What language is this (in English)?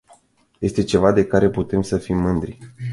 Romanian